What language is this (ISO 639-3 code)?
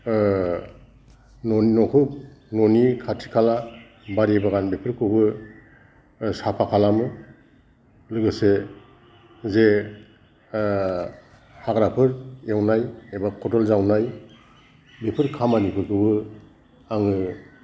brx